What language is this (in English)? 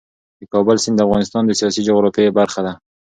Pashto